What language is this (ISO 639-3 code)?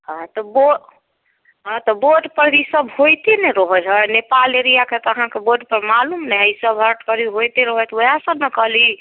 mai